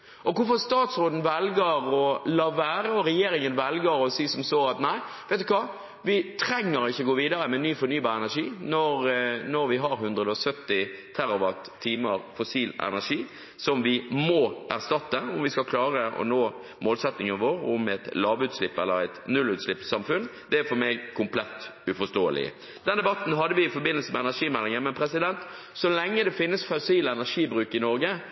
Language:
Norwegian Bokmål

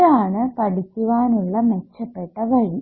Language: Malayalam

